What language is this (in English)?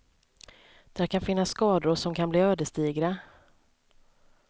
Swedish